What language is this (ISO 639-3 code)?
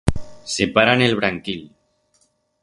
arg